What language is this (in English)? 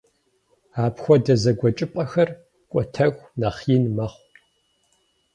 Kabardian